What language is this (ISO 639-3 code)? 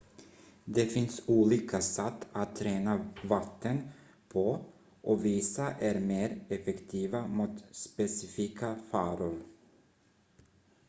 swe